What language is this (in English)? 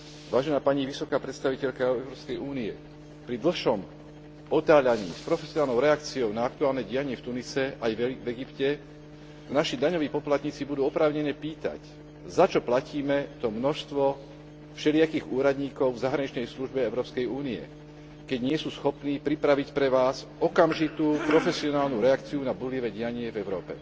Slovak